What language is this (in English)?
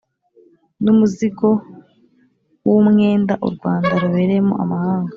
Kinyarwanda